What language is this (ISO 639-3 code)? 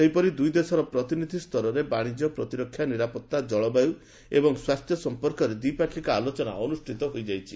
ori